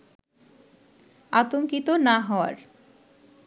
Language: Bangla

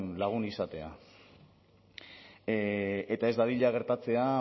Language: Basque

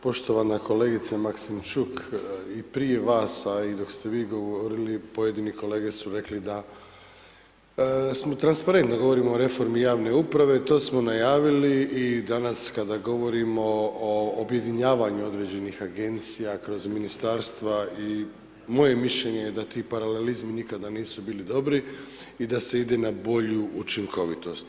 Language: Croatian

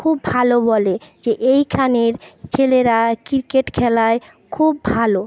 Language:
Bangla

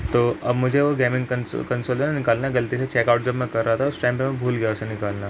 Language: Urdu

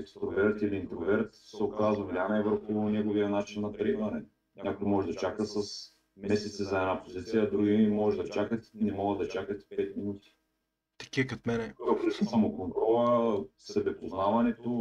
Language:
Bulgarian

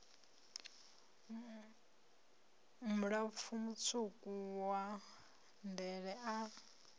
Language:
Venda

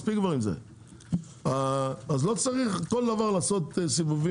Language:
Hebrew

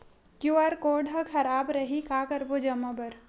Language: Chhattisgarhi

